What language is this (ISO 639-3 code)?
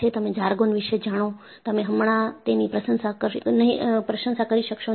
guj